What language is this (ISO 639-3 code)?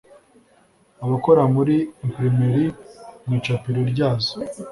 kin